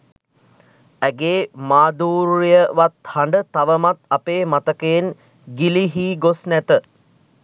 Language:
Sinhala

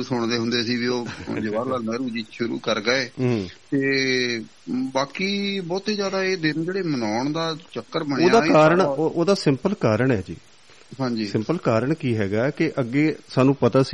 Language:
Punjabi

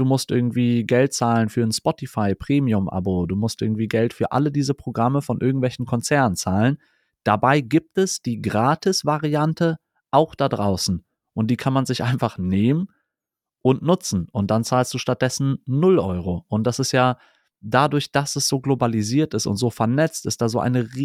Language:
German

